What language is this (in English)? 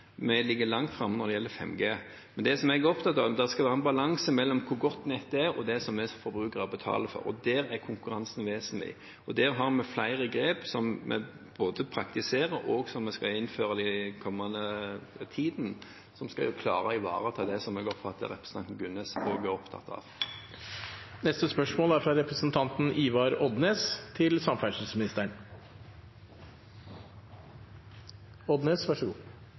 Norwegian